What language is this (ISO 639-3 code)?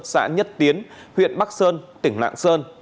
vie